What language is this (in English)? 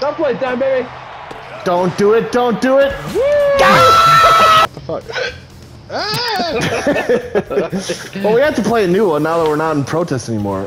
English